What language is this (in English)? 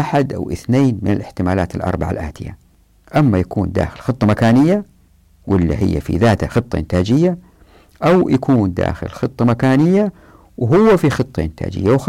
Arabic